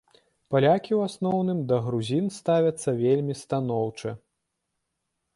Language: Belarusian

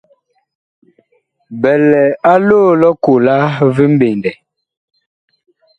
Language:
Bakoko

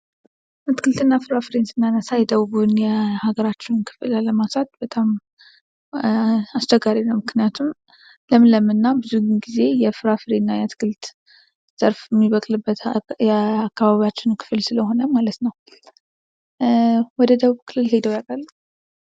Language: Amharic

